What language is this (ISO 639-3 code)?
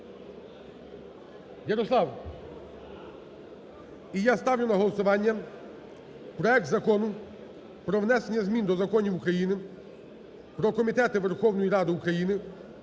ukr